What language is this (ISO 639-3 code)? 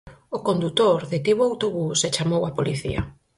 glg